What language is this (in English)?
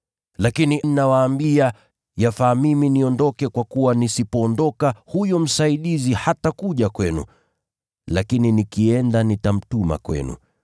Swahili